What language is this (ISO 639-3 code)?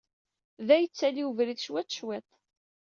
kab